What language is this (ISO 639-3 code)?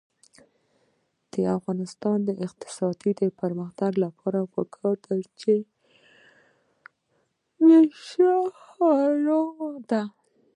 pus